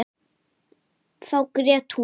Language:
Icelandic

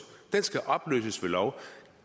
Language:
Danish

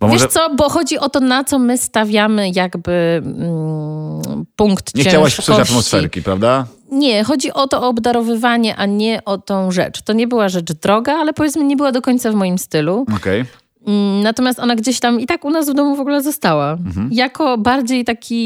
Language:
Polish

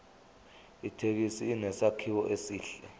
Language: Zulu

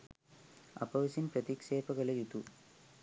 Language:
Sinhala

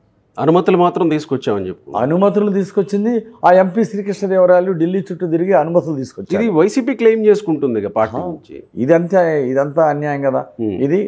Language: Telugu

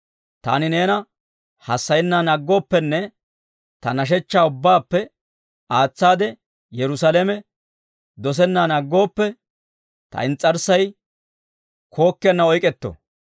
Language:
Dawro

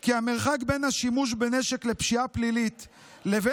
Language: Hebrew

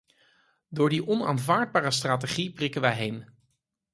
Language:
Dutch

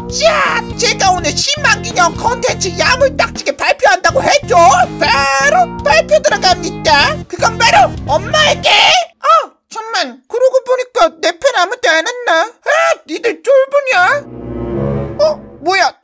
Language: Korean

